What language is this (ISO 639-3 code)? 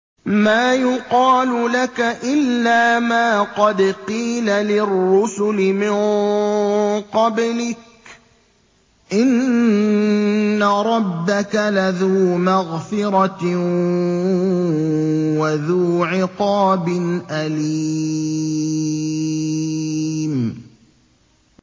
ara